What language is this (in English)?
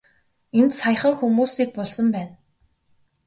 Mongolian